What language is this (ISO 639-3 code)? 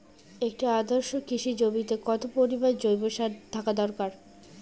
ben